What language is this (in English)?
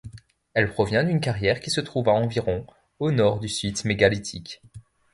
French